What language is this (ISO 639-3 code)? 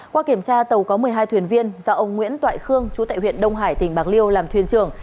vie